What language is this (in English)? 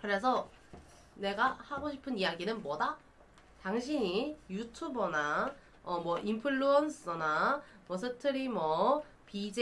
Korean